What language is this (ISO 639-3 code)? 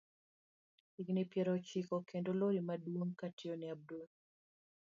luo